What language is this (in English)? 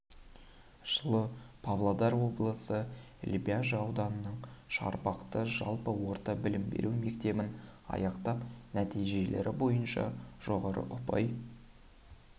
Kazakh